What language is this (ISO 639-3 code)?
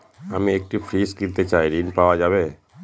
ben